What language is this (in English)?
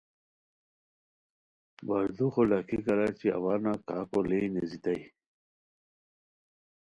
Khowar